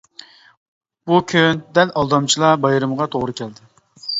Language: Uyghur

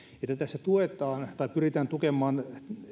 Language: Finnish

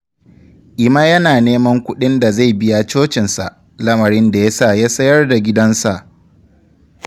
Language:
Hausa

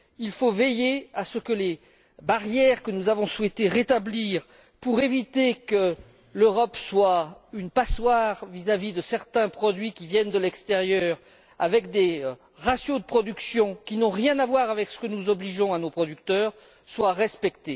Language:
French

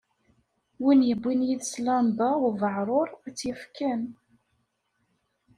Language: Kabyle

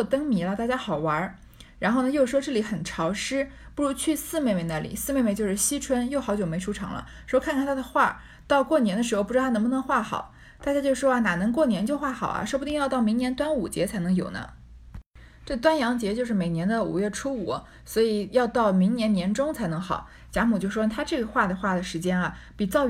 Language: Chinese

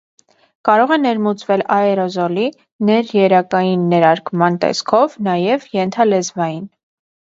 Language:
Armenian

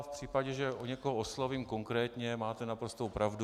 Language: Czech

